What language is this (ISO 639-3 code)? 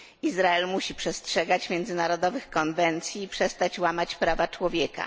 pol